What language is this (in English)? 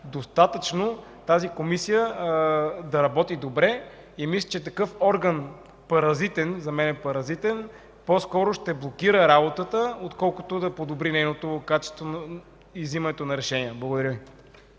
Bulgarian